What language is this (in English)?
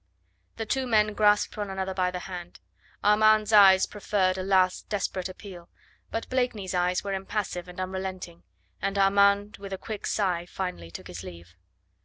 English